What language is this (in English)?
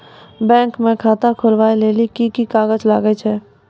Maithili